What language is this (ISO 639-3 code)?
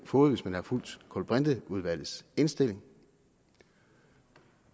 dan